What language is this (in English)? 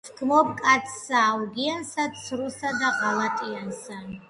Georgian